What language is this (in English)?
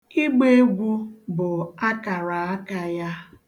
Igbo